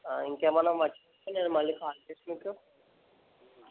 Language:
Telugu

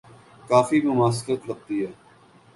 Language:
Urdu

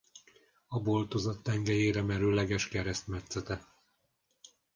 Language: Hungarian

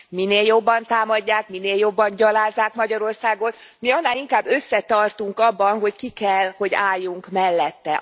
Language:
Hungarian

